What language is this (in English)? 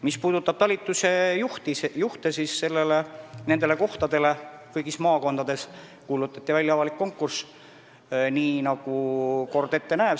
Estonian